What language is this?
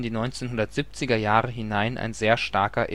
German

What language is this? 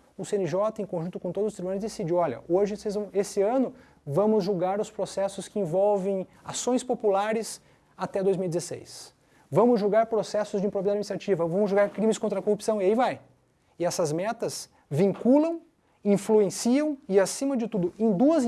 Portuguese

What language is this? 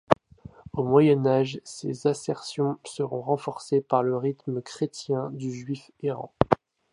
French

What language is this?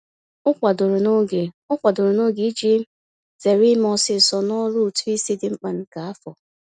Igbo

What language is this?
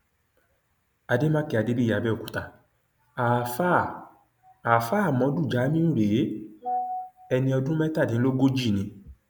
Yoruba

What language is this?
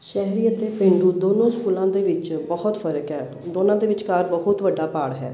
Punjabi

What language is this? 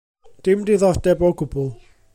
Welsh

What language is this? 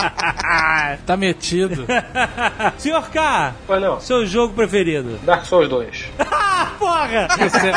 Portuguese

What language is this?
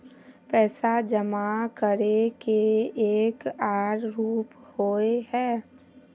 Magahi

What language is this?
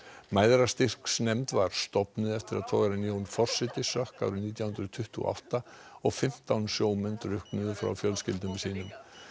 Icelandic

